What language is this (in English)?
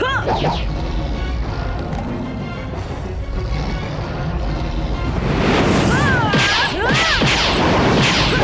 Indonesian